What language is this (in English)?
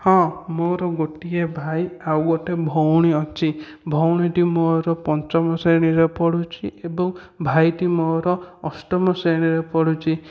Odia